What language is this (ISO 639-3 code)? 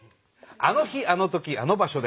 jpn